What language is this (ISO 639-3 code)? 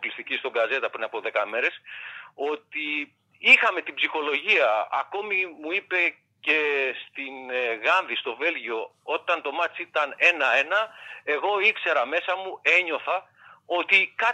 ell